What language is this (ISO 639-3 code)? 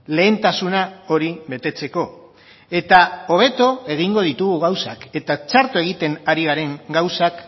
eus